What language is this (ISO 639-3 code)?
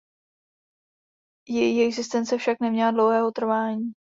ces